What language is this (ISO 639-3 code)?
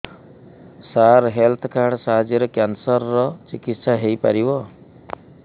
ori